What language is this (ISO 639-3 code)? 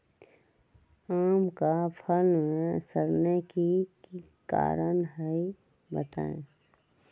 mag